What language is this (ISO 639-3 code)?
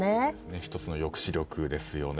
jpn